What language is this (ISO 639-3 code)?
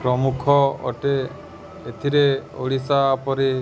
ori